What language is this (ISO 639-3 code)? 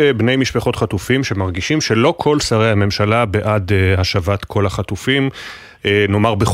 heb